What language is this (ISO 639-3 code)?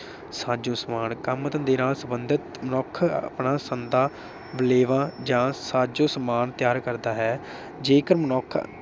pan